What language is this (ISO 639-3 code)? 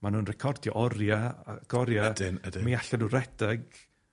cym